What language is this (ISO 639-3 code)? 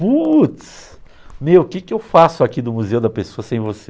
por